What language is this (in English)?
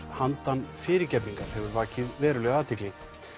Icelandic